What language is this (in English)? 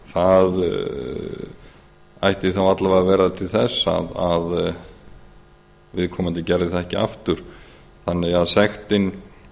Icelandic